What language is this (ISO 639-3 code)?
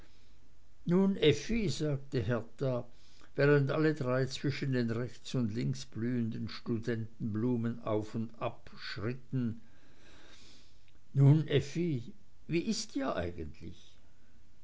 deu